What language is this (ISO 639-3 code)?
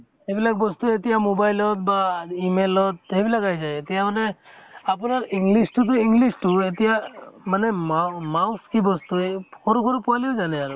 asm